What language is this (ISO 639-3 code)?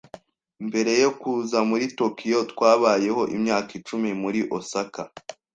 kin